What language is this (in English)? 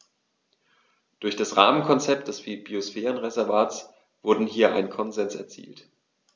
German